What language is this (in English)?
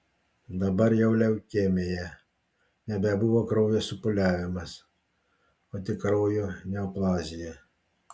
Lithuanian